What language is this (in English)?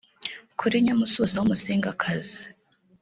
Kinyarwanda